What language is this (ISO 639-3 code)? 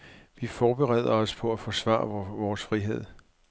dan